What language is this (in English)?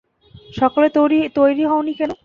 Bangla